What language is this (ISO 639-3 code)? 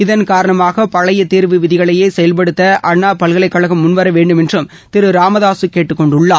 tam